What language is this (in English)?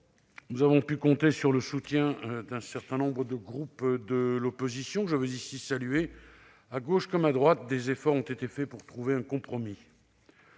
French